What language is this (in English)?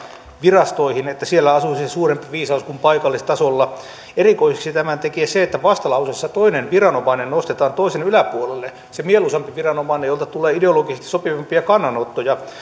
Finnish